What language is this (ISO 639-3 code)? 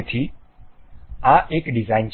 guj